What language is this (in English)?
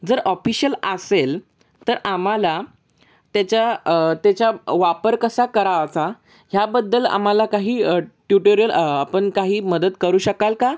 Marathi